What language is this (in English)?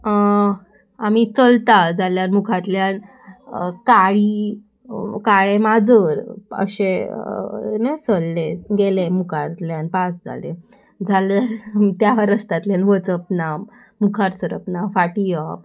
Konkani